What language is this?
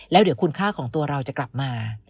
Thai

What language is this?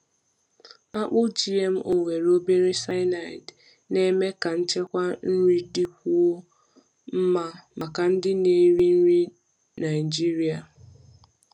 Igbo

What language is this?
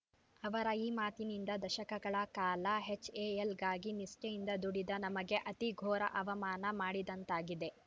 Kannada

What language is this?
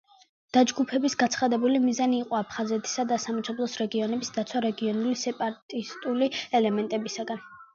Georgian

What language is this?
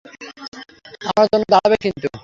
Bangla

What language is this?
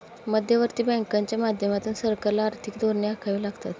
Marathi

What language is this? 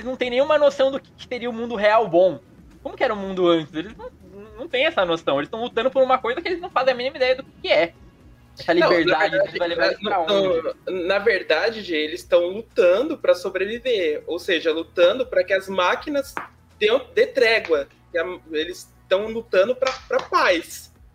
Portuguese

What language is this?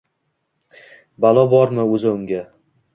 Uzbek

